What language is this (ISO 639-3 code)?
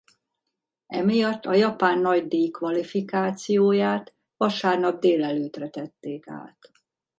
hun